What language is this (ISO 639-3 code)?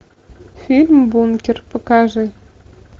rus